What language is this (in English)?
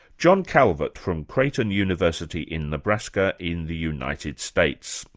English